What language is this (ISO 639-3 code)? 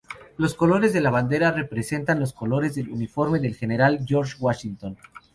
spa